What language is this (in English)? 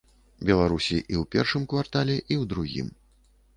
Belarusian